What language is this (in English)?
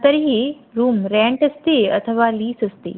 Sanskrit